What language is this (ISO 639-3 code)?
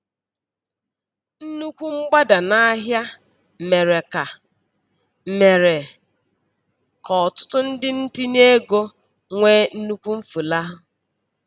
ibo